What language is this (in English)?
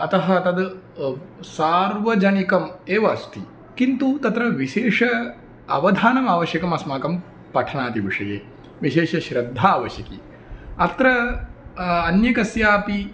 Sanskrit